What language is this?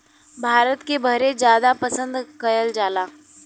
Bhojpuri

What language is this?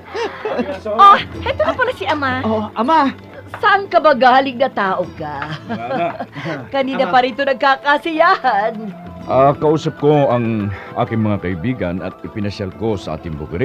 Filipino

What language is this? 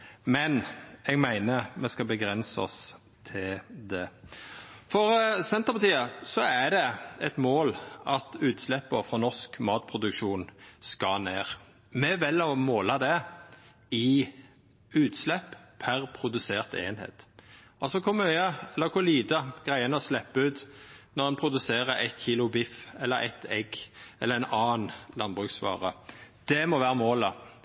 Norwegian Nynorsk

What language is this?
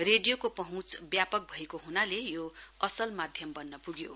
Nepali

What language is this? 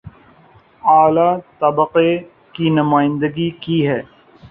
Urdu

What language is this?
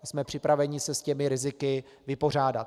Czech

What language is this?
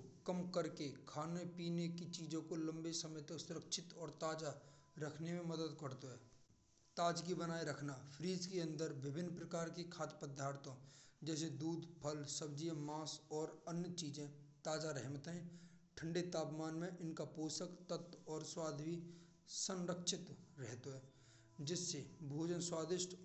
Braj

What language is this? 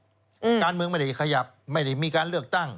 Thai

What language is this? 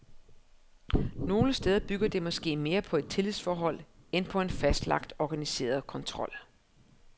Danish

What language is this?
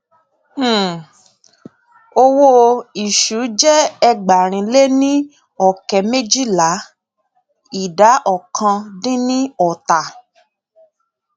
Yoruba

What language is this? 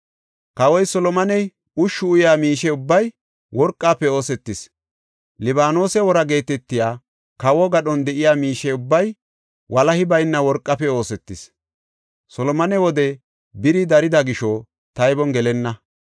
Gofa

